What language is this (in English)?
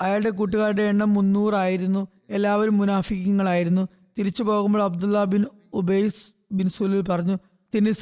Malayalam